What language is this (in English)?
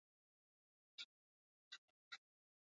Basque